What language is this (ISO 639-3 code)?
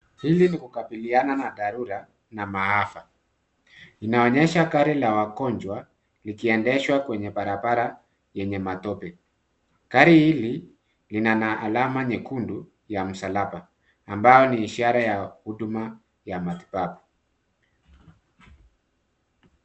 swa